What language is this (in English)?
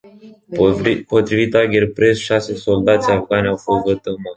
Romanian